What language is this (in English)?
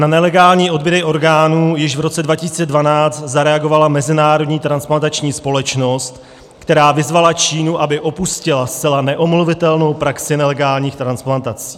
Czech